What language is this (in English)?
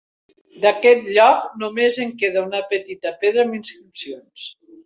Catalan